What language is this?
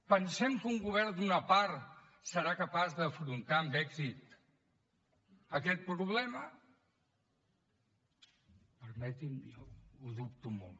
Catalan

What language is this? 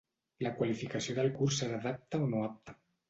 Catalan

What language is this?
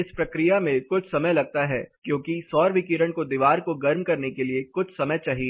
Hindi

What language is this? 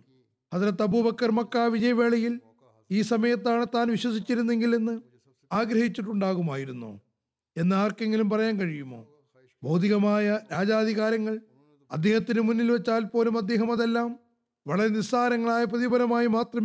Malayalam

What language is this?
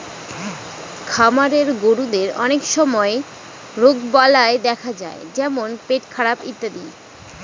Bangla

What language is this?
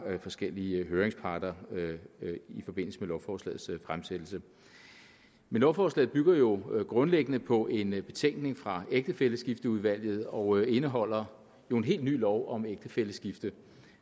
Danish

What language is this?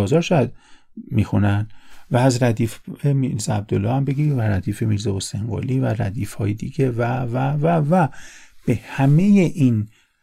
Persian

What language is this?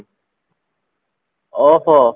Odia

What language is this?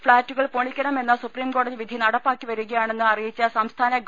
Malayalam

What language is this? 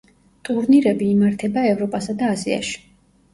Georgian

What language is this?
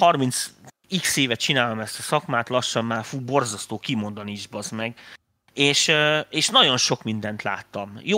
Hungarian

